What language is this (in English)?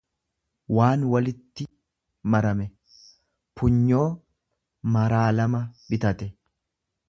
Oromo